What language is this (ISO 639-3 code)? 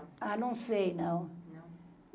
por